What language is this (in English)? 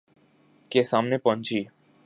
Urdu